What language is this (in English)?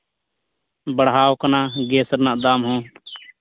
Santali